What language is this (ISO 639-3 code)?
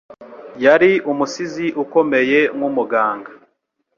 kin